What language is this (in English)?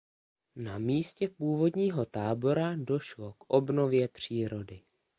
Czech